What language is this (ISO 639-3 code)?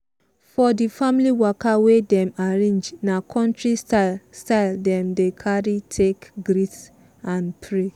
pcm